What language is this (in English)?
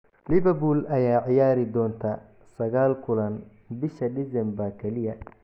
Somali